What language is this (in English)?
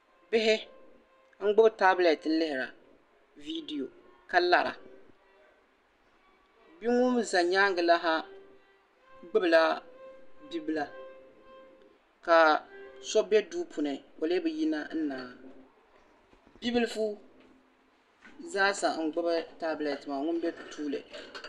Dagbani